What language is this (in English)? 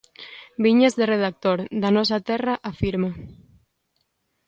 Galician